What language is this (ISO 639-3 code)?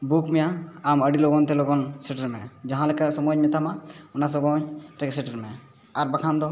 sat